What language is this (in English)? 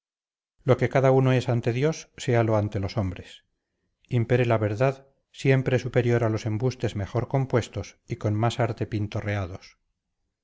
Spanish